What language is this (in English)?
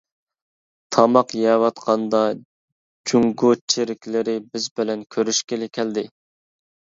Uyghur